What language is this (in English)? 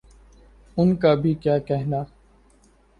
Urdu